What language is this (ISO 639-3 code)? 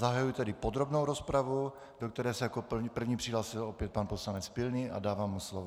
ces